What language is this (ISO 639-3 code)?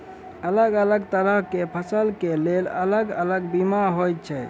mai